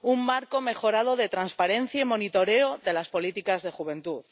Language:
Spanish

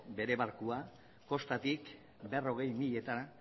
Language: Basque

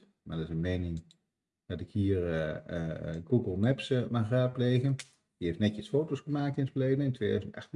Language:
Dutch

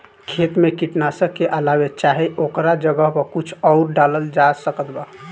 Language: Bhojpuri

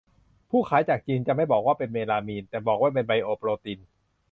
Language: Thai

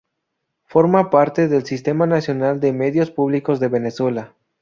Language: Spanish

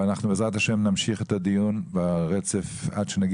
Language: Hebrew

